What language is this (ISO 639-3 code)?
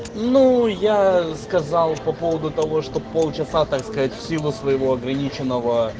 rus